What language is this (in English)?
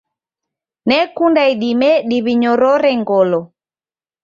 Taita